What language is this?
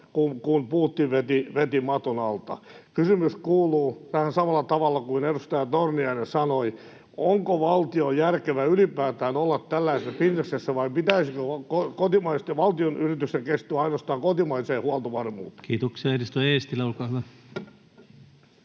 Finnish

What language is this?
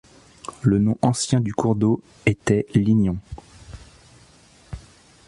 French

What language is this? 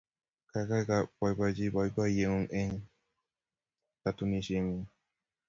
Kalenjin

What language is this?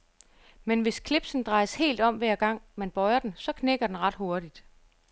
Danish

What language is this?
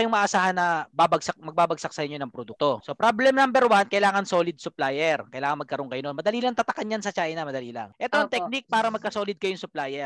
Filipino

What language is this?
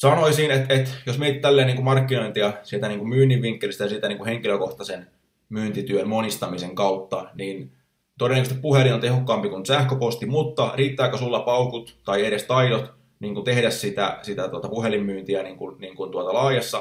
Finnish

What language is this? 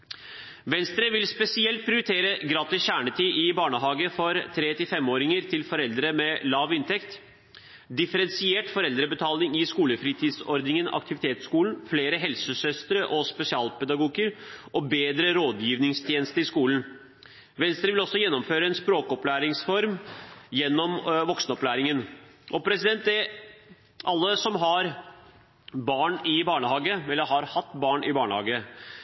Norwegian Bokmål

